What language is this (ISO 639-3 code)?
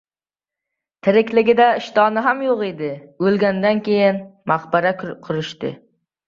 uzb